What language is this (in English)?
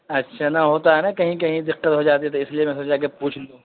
Urdu